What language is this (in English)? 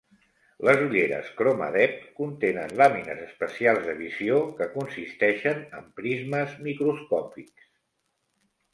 Catalan